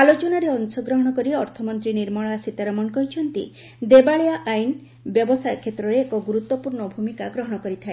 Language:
Odia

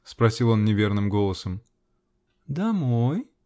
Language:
Russian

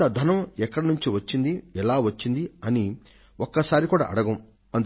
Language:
Telugu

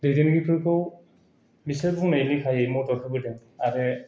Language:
Bodo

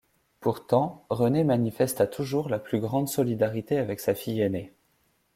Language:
French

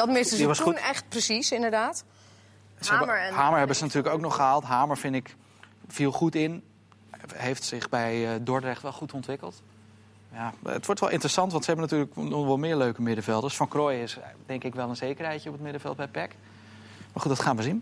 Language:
Dutch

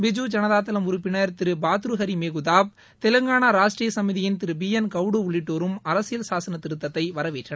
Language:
Tamil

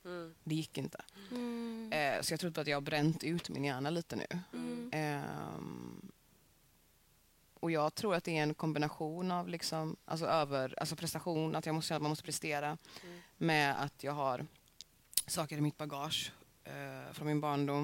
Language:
Swedish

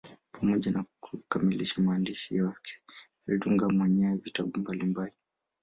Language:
Swahili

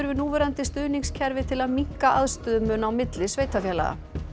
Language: Icelandic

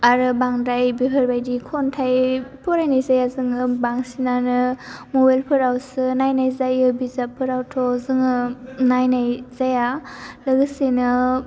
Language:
Bodo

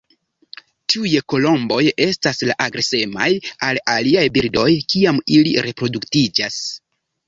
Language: Esperanto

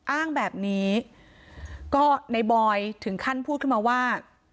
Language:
Thai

